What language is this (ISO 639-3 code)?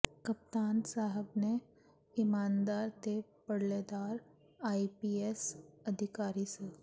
pan